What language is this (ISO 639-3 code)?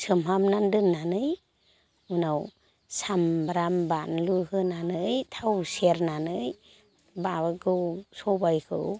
brx